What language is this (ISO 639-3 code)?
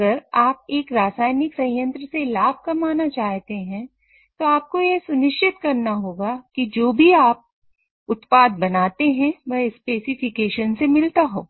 hin